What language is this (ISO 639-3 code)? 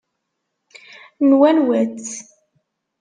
kab